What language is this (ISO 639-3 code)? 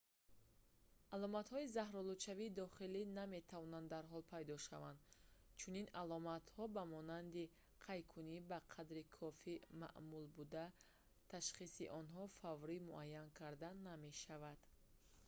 tgk